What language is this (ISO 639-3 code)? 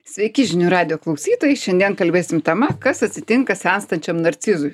lit